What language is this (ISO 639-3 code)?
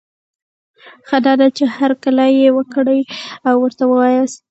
pus